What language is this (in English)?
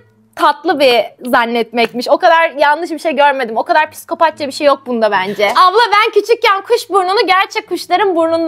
Turkish